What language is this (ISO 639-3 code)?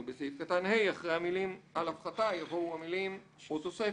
heb